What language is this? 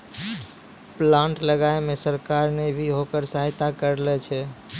Maithili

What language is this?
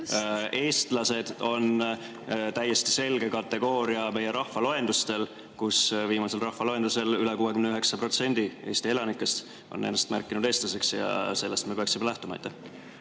Estonian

